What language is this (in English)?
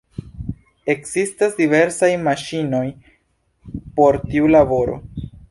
Esperanto